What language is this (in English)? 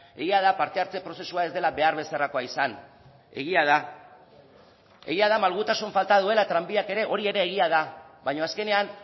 Basque